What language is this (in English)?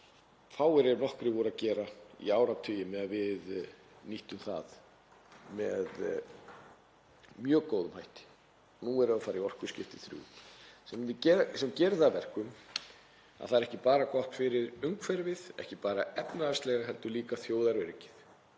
Icelandic